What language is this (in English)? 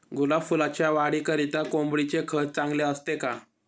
Marathi